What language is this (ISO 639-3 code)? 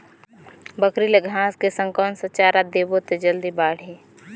hne